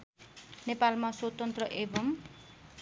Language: Nepali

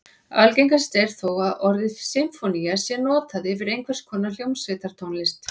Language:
Icelandic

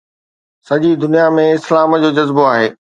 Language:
Sindhi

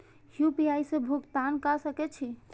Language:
Maithili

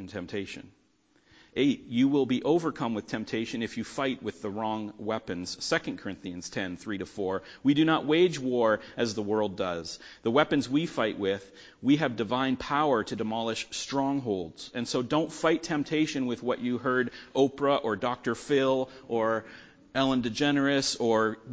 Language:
English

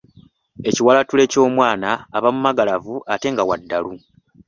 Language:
Ganda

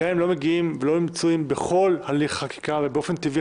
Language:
Hebrew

